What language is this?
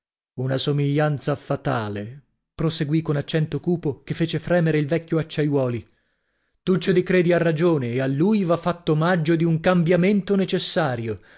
Italian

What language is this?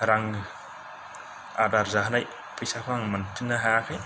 Bodo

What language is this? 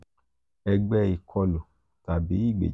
Yoruba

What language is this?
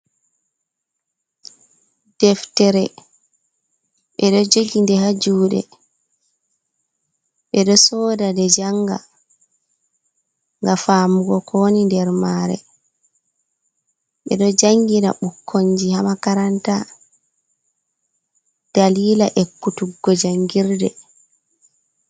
Fula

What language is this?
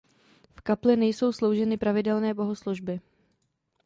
Czech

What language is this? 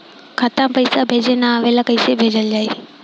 Bhojpuri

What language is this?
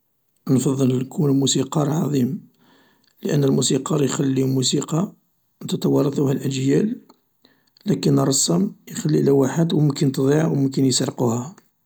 Algerian Arabic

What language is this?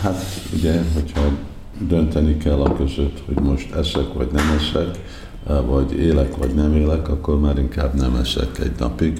Hungarian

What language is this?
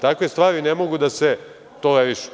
Serbian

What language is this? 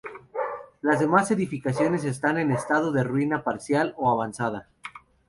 Spanish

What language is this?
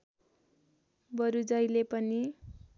Nepali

